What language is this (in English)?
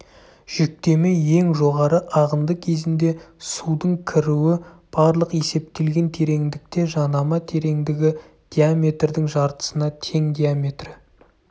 Kazakh